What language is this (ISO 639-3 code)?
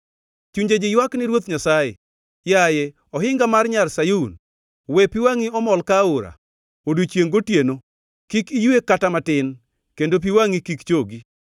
luo